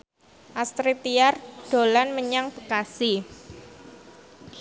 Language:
Javanese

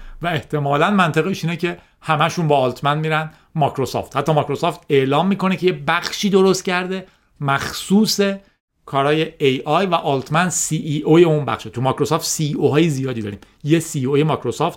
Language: Persian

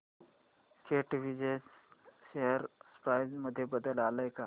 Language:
Marathi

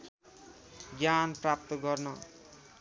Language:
Nepali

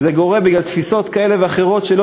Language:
Hebrew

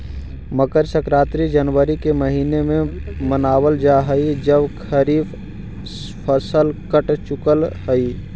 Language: Magahi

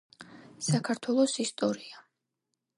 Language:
Georgian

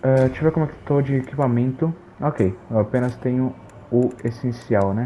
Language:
Portuguese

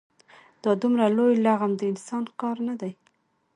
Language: Pashto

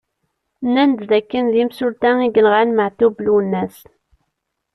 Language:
Kabyle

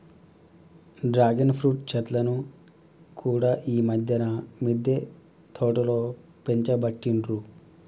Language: Telugu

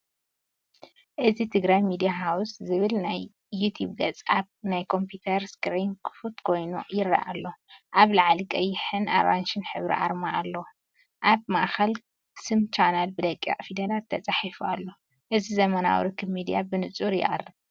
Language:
Tigrinya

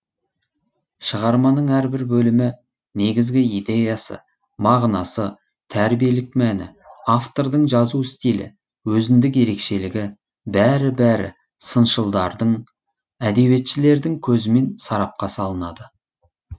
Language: Kazakh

